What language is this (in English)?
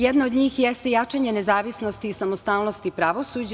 Serbian